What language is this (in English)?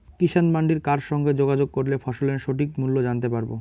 Bangla